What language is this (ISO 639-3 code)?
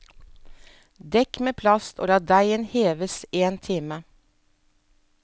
nor